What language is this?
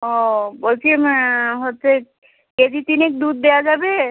Bangla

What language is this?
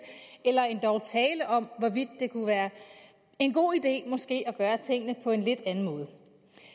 Danish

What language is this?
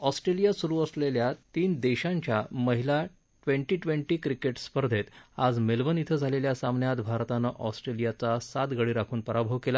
Marathi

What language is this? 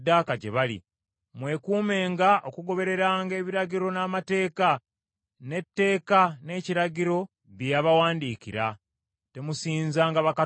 Ganda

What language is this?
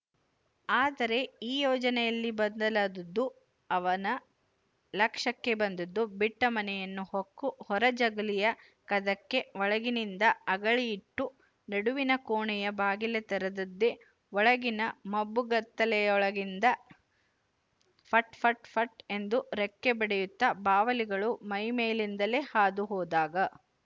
Kannada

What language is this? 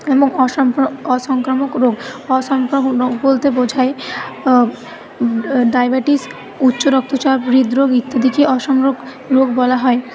Bangla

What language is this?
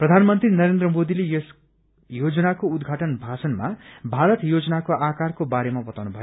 Nepali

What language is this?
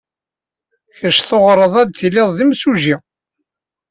Kabyle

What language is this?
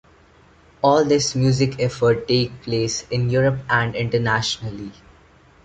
English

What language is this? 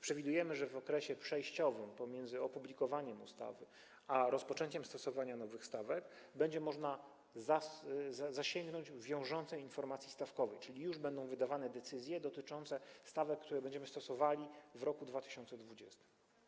Polish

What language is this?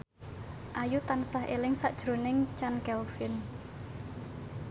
Javanese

